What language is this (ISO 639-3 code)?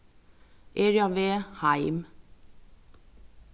fao